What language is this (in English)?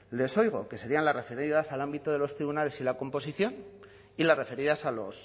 Spanish